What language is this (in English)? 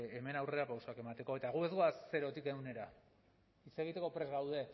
Basque